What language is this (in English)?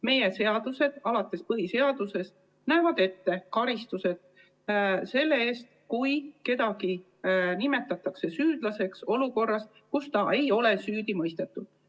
Estonian